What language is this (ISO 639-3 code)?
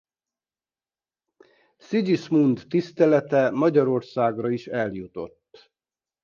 hun